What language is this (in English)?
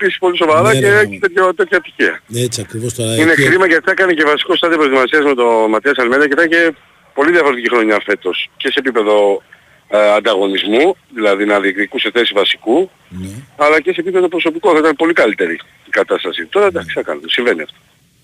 Greek